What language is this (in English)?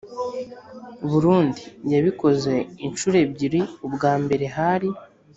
Kinyarwanda